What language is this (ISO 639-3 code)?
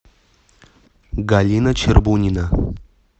rus